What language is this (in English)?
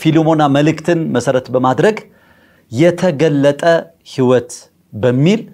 Arabic